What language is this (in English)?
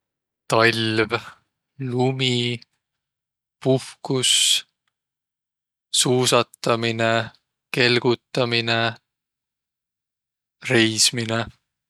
Võro